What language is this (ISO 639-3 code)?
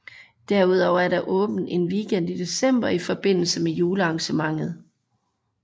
dan